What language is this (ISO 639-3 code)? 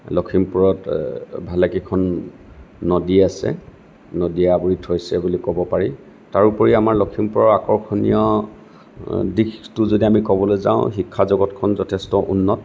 asm